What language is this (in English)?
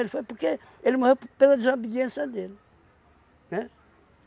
Portuguese